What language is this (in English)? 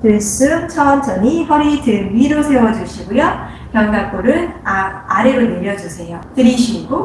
Korean